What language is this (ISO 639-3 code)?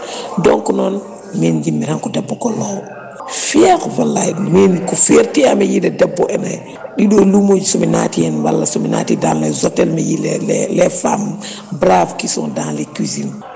ful